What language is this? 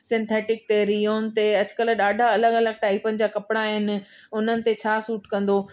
Sindhi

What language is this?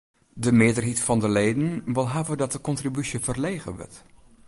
Western Frisian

